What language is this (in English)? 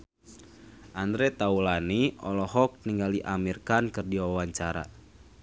Sundanese